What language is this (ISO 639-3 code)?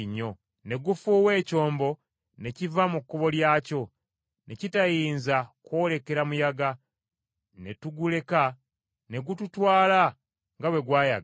lug